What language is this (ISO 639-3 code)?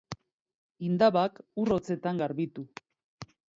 eus